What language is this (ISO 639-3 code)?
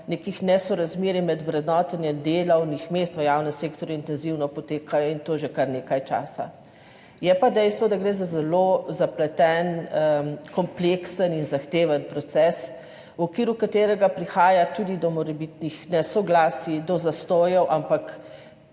slv